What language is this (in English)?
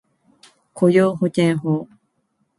Japanese